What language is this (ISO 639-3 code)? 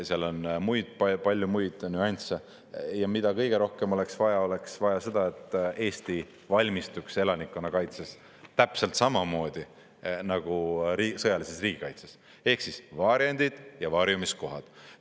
est